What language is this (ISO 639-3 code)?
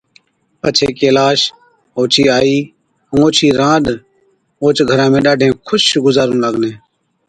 odk